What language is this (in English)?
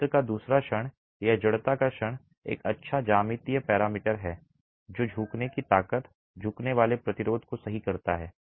Hindi